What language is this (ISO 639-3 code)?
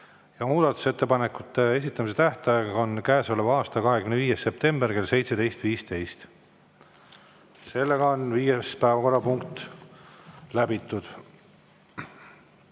est